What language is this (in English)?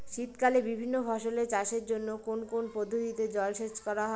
Bangla